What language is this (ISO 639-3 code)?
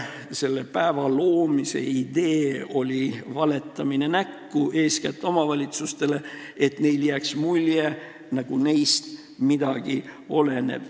est